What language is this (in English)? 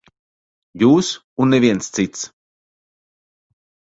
Latvian